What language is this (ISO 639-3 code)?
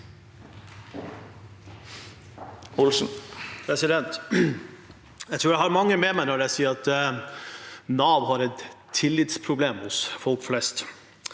nor